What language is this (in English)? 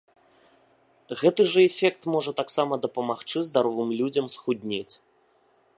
Belarusian